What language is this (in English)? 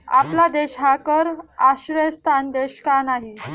Marathi